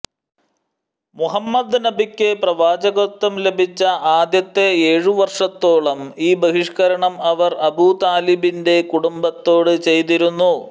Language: Malayalam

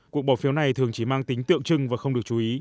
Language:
Vietnamese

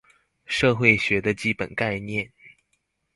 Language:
Chinese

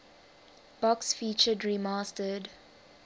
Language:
English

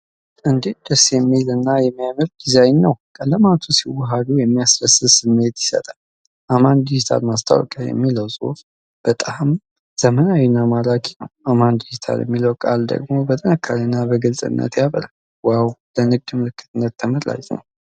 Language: Amharic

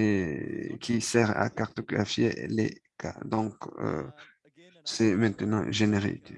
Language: French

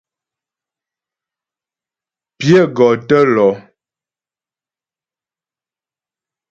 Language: Ghomala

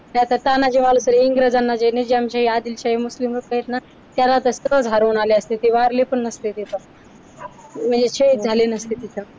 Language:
Marathi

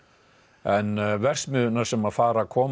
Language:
Icelandic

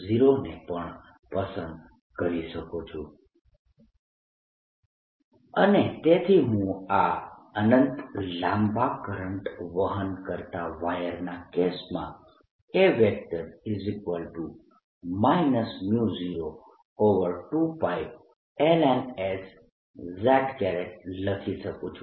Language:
Gujarati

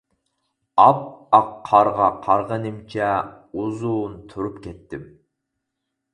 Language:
Uyghur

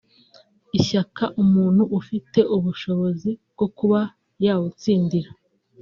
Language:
Kinyarwanda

